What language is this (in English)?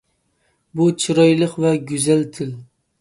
Uyghur